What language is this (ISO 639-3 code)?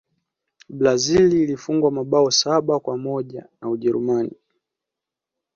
swa